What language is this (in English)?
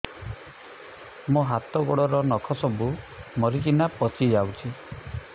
Odia